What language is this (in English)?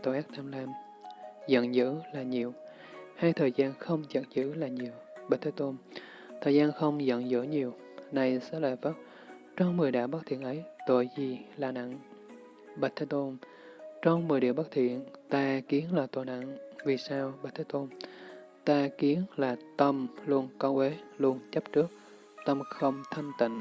Vietnamese